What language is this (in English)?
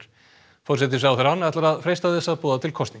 Icelandic